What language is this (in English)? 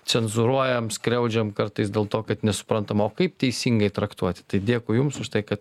Lithuanian